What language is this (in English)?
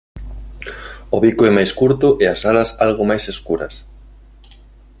Galician